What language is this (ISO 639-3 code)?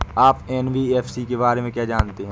hin